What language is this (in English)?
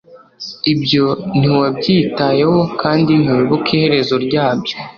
Kinyarwanda